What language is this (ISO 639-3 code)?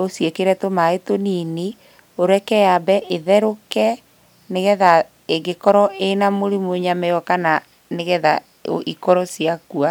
kik